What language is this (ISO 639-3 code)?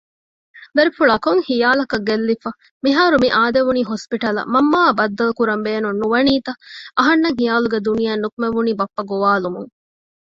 div